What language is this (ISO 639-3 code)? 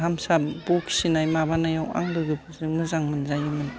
brx